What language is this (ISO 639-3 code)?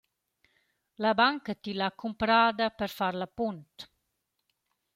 roh